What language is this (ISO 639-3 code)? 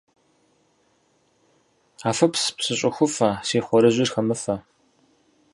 kbd